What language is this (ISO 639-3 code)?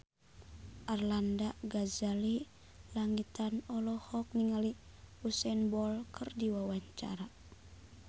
sun